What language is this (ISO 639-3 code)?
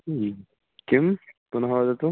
san